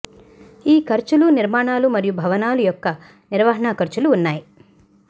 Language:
Telugu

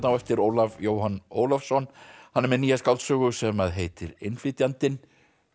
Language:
Icelandic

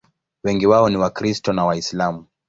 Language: Swahili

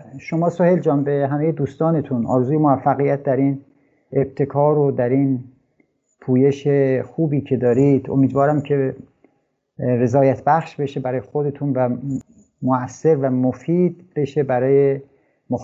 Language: Persian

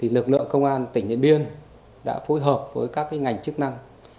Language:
Vietnamese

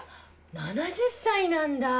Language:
Japanese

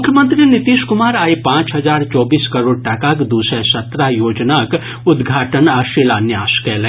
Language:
Maithili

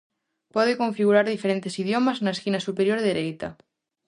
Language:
Galician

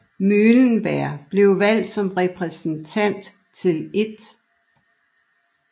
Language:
Danish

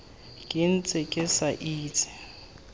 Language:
Tswana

